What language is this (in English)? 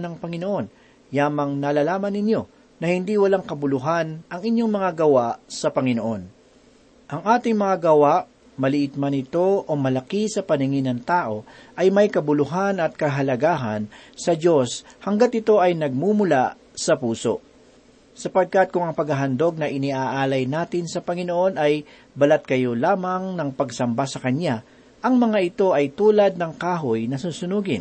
Filipino